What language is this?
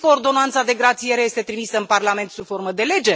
Romanian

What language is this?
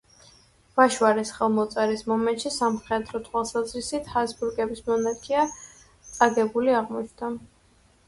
Georgian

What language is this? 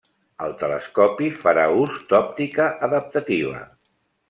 Catalan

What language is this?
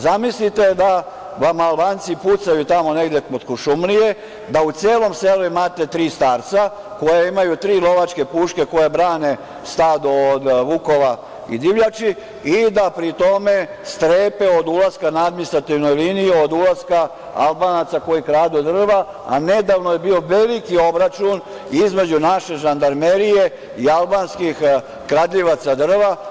Serbian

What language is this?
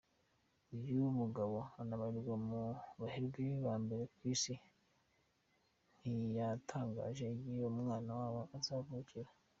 Kinyarwanda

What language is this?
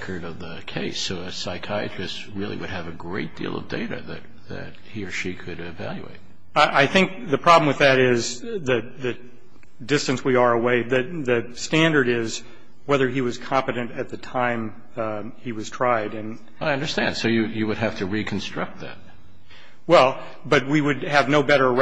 English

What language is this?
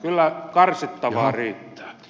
Finnish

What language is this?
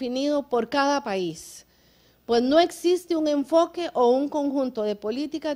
Spanish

